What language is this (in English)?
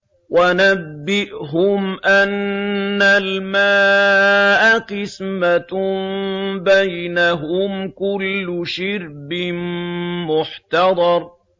Arabic